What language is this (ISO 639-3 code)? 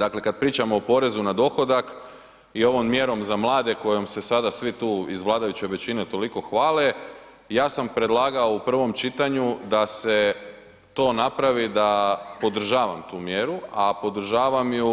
hrv